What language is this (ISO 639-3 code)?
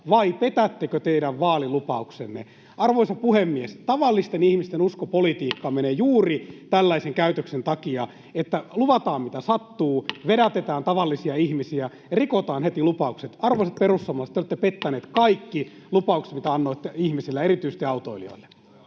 fin